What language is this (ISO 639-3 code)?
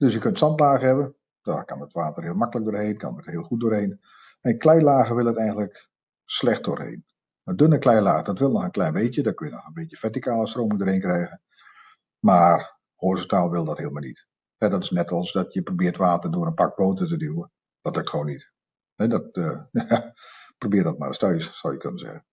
nld